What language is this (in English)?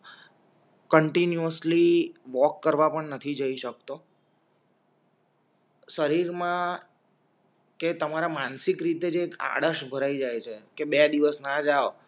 Gujarati